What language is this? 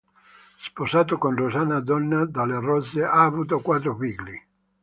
Italian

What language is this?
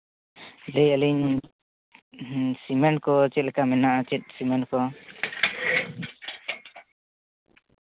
Santali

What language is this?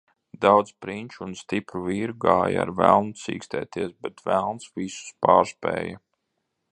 Latvian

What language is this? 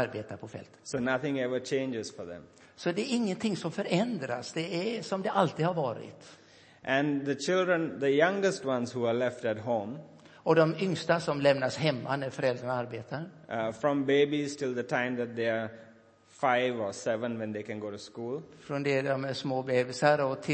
Swedish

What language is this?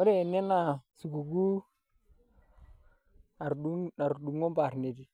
Masai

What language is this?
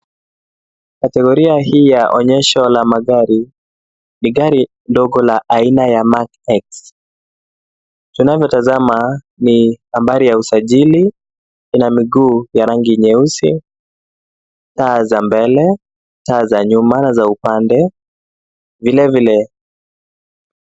Swahili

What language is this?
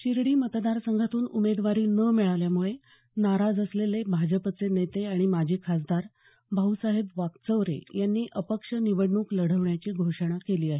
Marathi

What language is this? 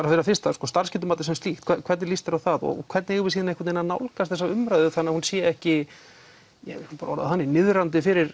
Icelandic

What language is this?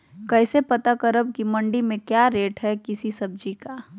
Magahi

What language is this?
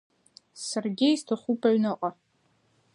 Abkhazian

